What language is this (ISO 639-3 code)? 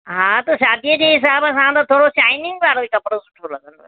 snd